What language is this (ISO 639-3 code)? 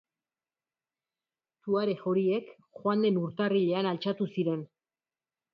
eus